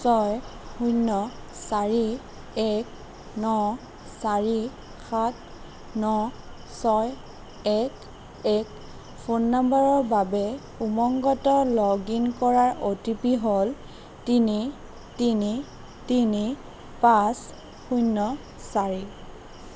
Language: Assamese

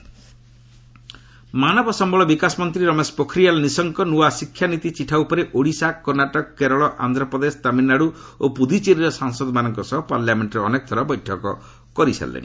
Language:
Odia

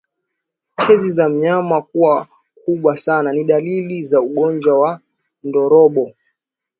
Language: Swahili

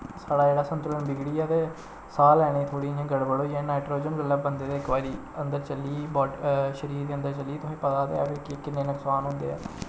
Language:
Dogri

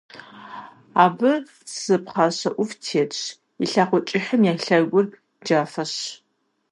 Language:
Kabardian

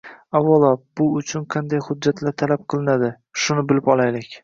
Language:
Uzbek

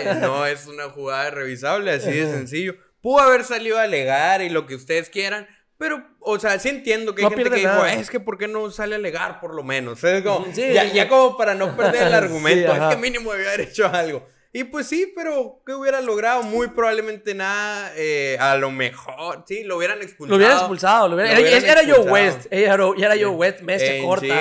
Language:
Spanish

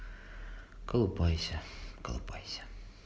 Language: Russian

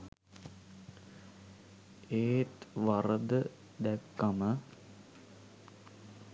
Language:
Sinhala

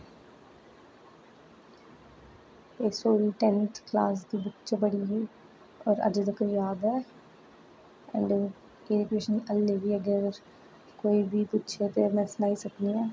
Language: Dogri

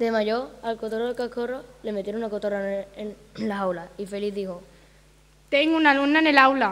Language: Spanish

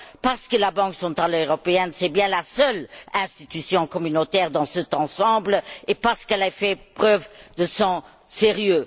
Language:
French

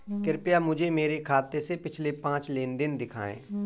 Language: Hindi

